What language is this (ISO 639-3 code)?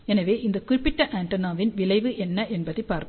tam